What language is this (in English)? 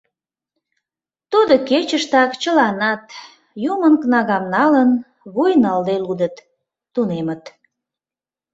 Mari